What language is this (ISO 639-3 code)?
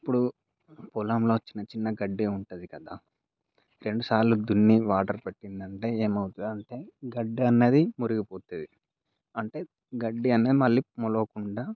tel